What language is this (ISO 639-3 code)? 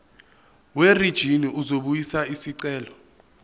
zul